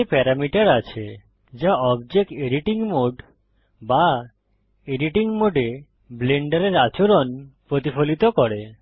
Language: Bangla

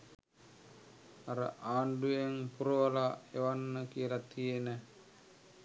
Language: Sinhala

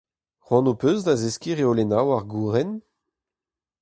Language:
Breton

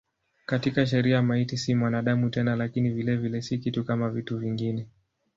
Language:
Swahili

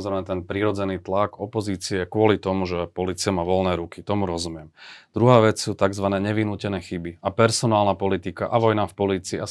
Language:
Slovak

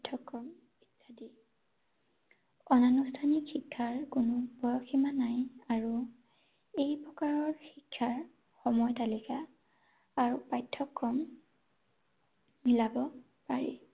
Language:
Assamese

